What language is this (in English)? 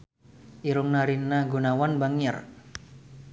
Sundanese